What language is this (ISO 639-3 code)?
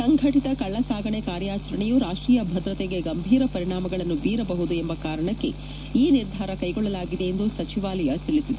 kan